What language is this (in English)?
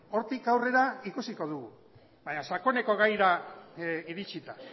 Basque